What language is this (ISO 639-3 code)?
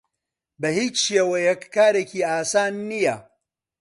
ckb